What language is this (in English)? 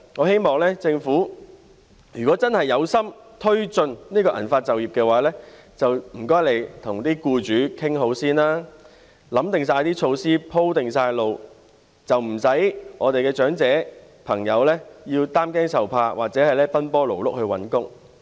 Cantonese